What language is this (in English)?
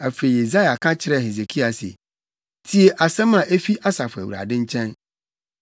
Akan